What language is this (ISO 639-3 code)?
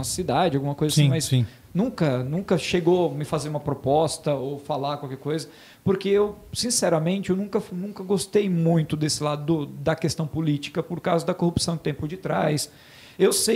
por